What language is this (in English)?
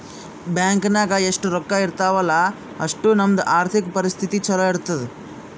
Kannada